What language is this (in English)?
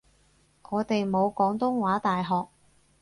Cantonese